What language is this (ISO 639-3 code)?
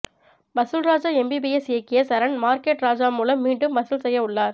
tam